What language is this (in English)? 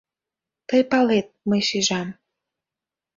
Mari